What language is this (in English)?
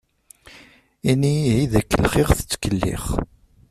Kabyle